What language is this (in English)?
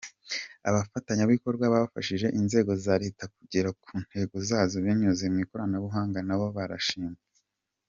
Kinyarwanda